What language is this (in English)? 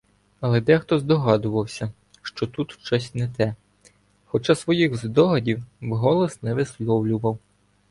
Ukrainian